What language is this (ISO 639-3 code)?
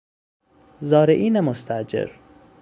fas